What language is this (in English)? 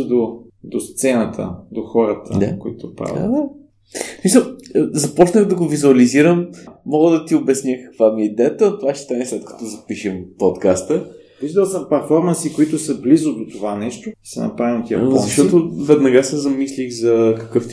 Bulgarian